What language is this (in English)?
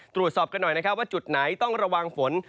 Thai